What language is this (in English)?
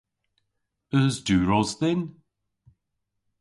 Cornish